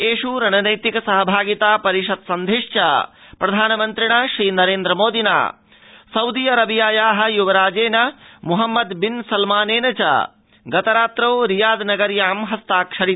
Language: Sanskrit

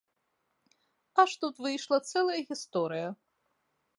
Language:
Belarusian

